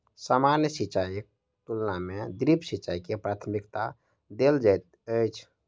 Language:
Maithili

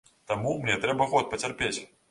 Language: Belarusian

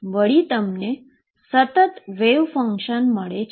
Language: Gujarati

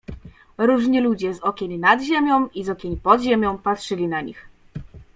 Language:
Polish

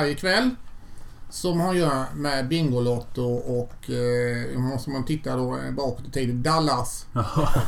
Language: Swedish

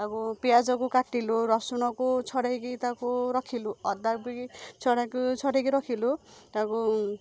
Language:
Odia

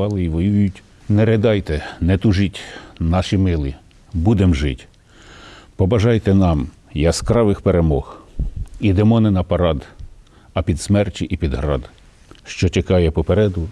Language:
Ukrainian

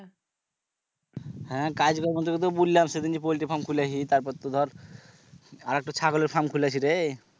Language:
Bangla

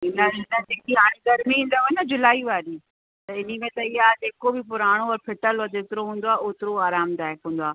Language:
Sindhi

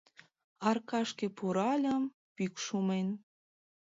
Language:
Mari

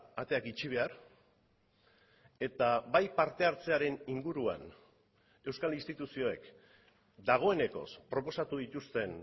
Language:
Basque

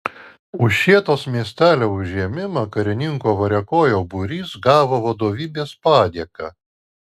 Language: Lithuanian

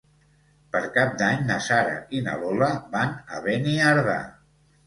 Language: Catalan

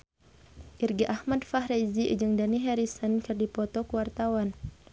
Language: Sundanese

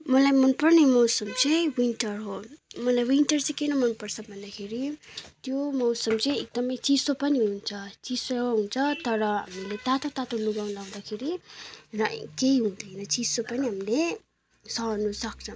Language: Nepali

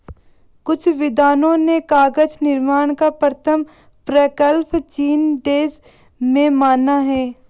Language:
Hindi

